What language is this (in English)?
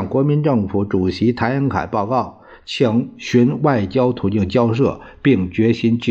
Chinese